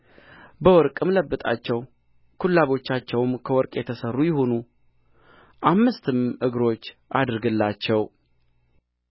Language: Amharic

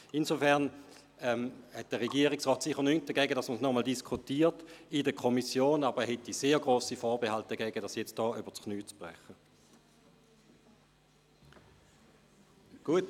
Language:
Swiss German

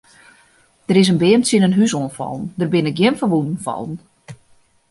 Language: Western Frisian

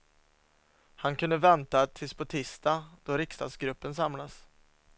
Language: Swedish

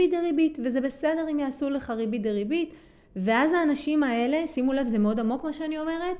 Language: Hebrew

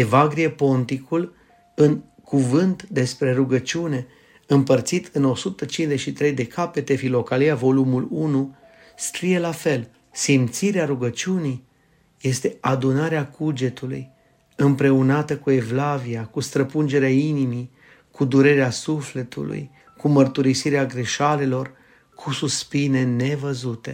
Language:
Romanian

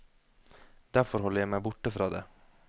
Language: Norwegian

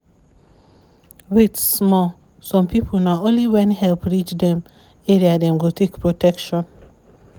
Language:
Nigerian Pidgin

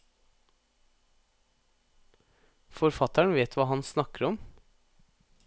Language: Norwegian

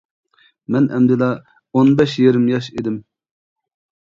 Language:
Uyghur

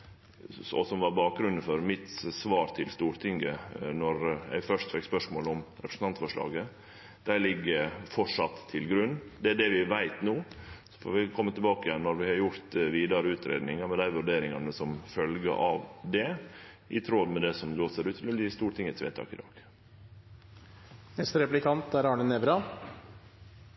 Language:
Norwegian Nynorsk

